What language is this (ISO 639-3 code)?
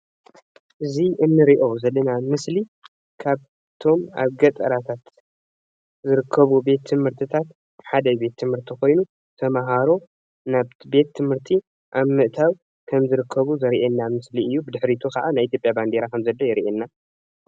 tir